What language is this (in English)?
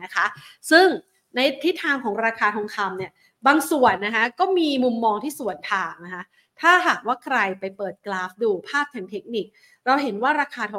Thai